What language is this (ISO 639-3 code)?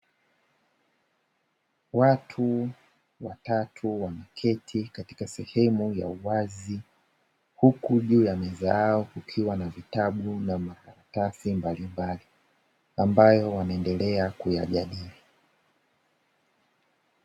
swa